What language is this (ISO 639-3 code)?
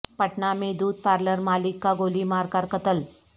urd